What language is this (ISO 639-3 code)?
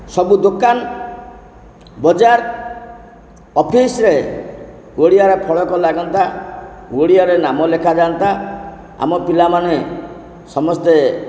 ori